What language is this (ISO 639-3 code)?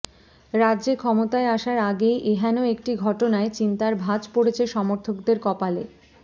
ben